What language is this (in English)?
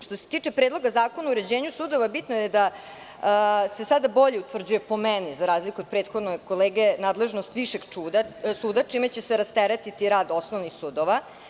Serbian